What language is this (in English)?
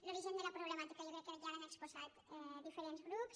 Catalan